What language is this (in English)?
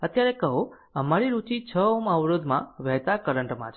Gujarati